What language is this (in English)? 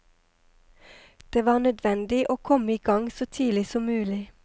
Norwegian